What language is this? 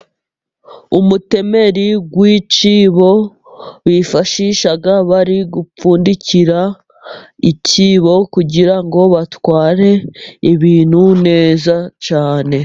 Kinyarwanda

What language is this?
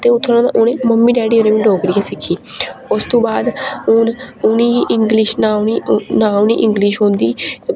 Dogri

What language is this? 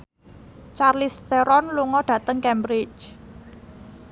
Javanese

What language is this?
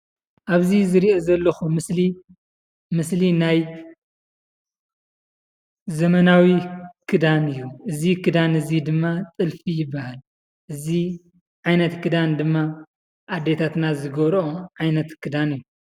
Tigrinya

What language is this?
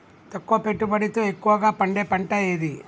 Telugu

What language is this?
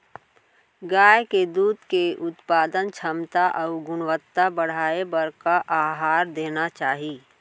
Chhattisgarhi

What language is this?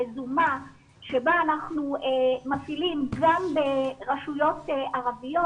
Hebrew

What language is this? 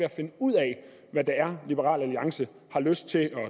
Danish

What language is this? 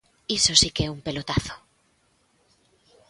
Galician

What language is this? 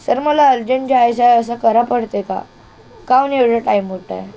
Marathi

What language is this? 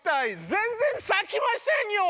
Japanese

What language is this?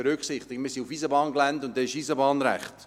Swiss German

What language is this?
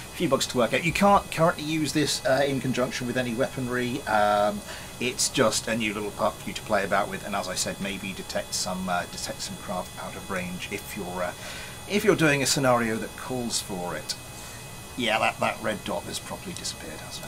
English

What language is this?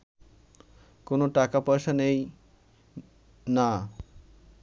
Bangla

